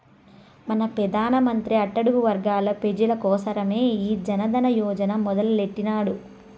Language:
Telugu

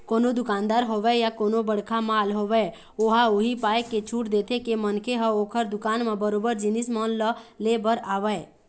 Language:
Chhattisgarhi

